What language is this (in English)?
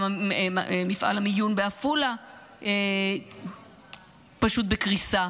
Hebrew